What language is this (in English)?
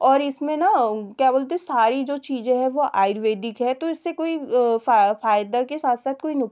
Hindi